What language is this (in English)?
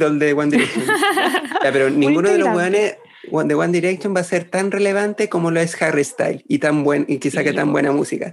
Spanish